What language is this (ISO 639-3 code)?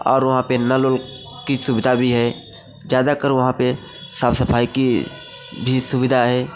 hin